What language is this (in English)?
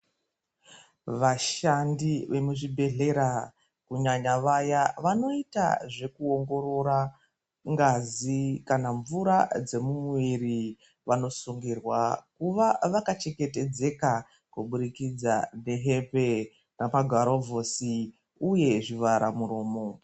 Ndau